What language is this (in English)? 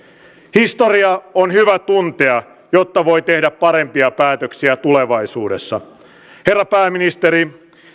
Finnish